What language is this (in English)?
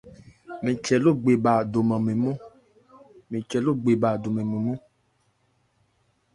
Ebrié